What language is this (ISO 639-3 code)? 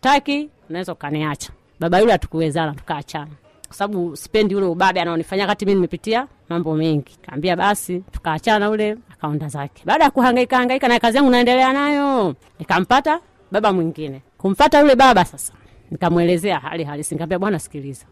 swa